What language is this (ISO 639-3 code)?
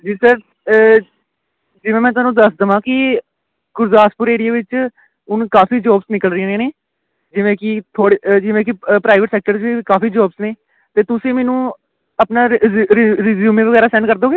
pan